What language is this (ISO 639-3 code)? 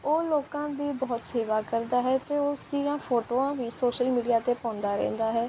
pan